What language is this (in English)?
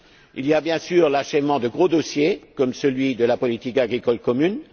French